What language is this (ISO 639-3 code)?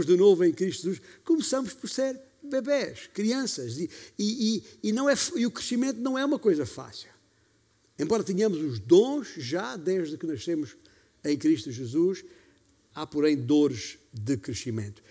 por